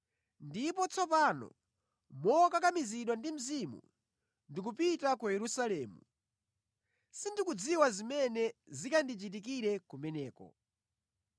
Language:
Nyanja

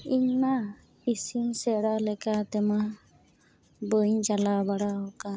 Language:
Santali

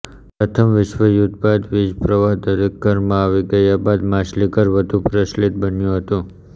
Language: Gujarati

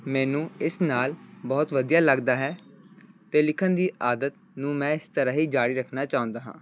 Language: Punjabi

